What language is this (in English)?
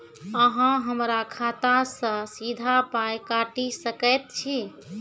Maithili